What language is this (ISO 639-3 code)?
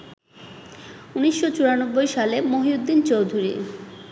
ben